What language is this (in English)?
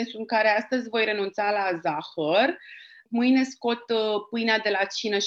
Romanian